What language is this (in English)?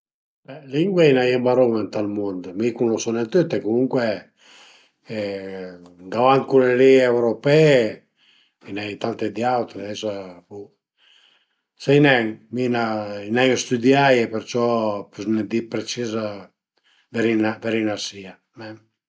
Piedmontese